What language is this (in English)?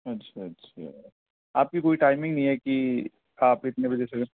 Urdu